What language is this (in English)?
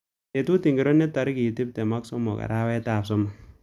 Kalenjin